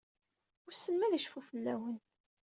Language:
Kabyle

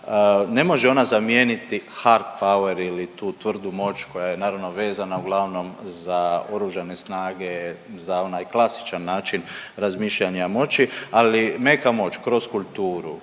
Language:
Croatian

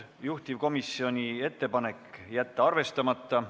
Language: Estonian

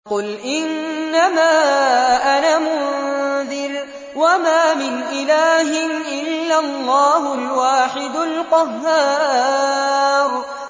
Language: Arabic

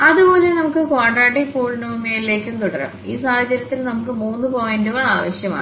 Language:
Malayalam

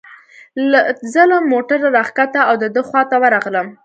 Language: Pashto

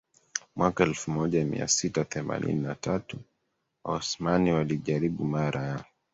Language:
Swahili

